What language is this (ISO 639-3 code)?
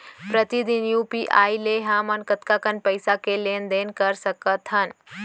hne